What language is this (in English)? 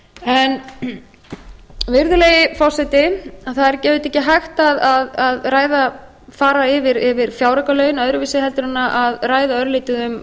Icelandic